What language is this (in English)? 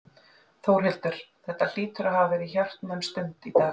Icelandic